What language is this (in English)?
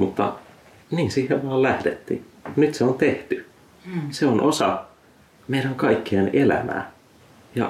Finnish